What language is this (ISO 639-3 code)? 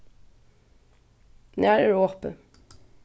fao